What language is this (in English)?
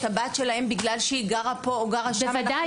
Hebrew